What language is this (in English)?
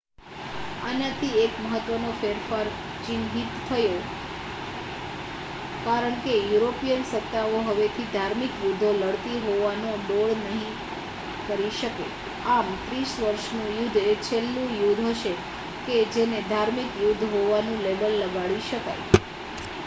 Gujarati